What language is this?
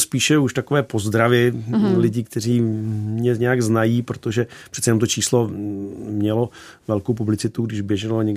Czech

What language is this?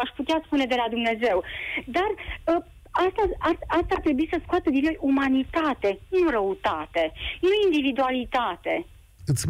Romanian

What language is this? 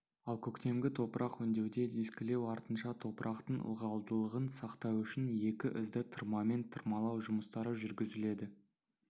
Kazakh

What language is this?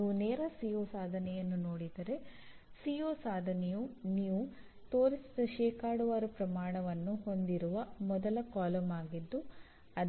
Kannada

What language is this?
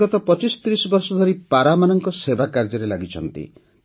Odia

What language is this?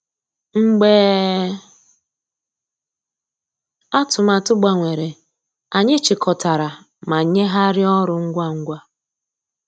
Igbo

